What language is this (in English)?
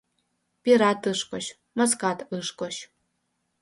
Mari